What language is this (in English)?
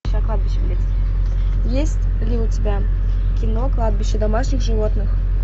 Russian